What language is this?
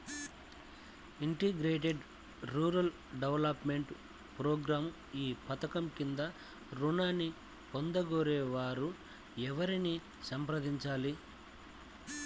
Telugu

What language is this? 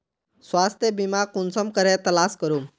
Magahi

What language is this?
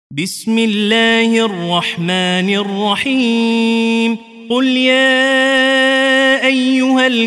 Arabic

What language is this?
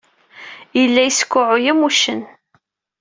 Kabyle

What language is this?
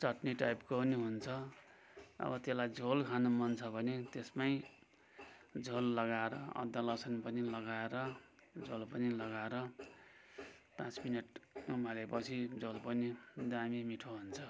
Nepali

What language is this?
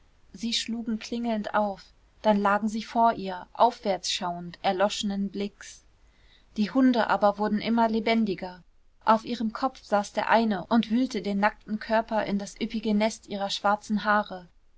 German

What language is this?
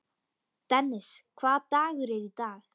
Icelandic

